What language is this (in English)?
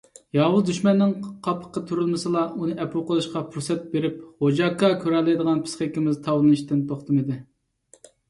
Uyghur